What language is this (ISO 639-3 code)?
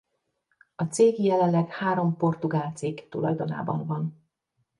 hun